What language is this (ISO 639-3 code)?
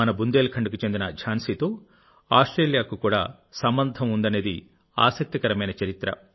tel